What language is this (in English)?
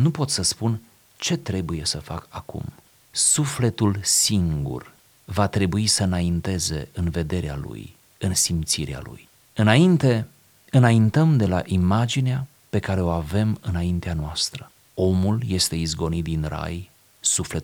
Romanian